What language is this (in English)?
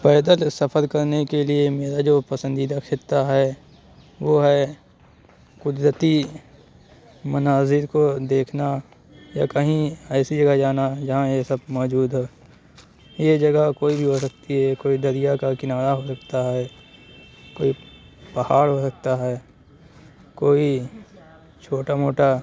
Urdu